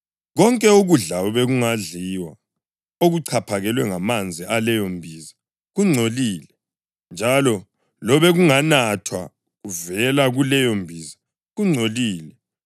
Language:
North Ndebele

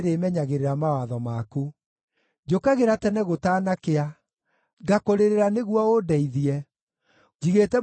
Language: Kikuyu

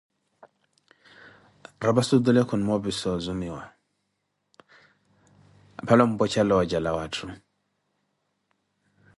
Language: Koti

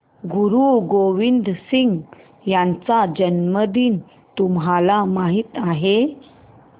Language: Marathi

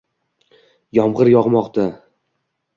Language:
Uzbek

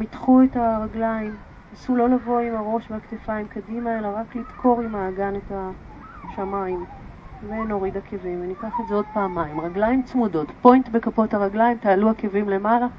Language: Hebrew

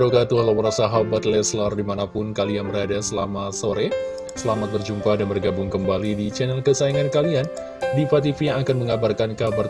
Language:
Indonesian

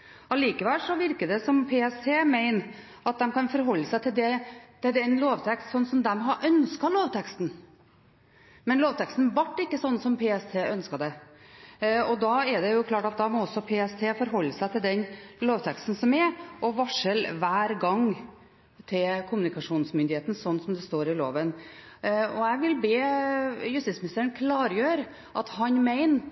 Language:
Norwegian Bokmål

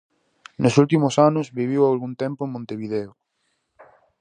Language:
Galician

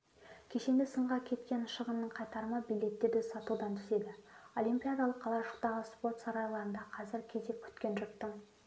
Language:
Kazakh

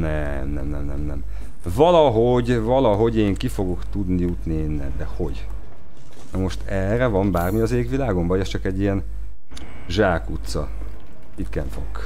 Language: Hungarian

